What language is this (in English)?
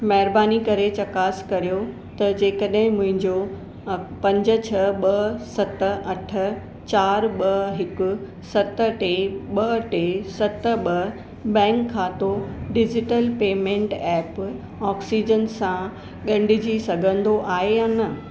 Sindhi